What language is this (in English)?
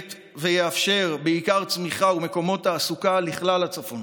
Hebrew